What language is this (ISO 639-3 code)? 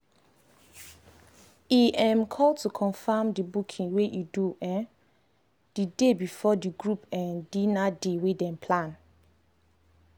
pcm